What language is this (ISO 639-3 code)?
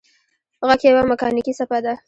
pus